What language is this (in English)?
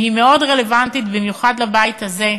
Hebrew